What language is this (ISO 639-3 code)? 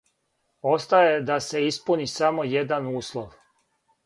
srp